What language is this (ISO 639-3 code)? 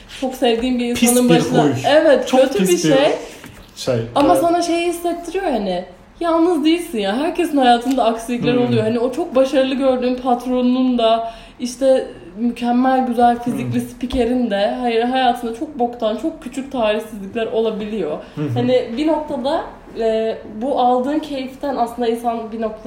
tur